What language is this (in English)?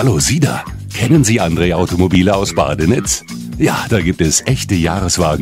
German